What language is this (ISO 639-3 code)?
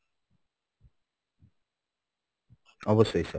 ben